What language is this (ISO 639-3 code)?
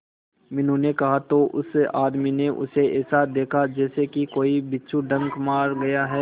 hin